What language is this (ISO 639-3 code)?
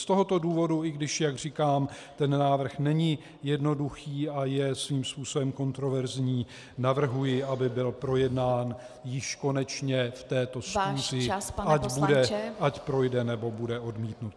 ces